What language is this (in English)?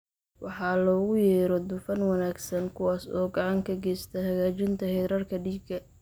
Somali